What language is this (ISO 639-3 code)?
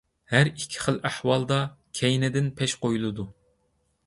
uig